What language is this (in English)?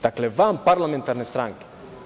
Serbian